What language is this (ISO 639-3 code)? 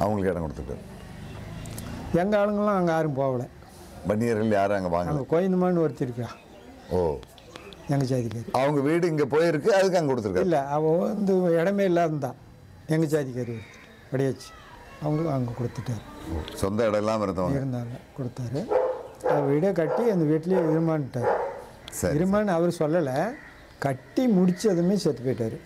tam